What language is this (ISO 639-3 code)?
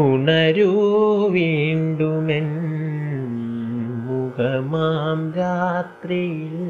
mal